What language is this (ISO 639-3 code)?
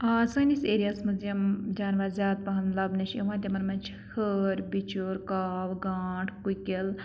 kas